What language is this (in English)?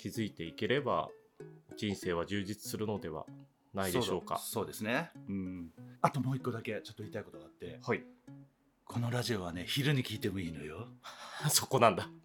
Japanese